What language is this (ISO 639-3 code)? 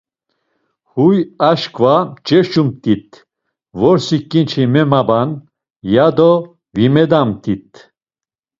lzz